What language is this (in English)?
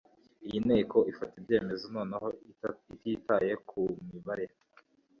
Kinyarwanda